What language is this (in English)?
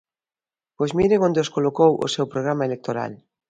Galician